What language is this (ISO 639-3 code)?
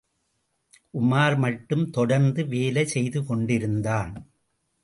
tam